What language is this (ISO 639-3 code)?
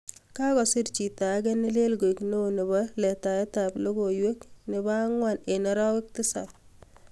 kln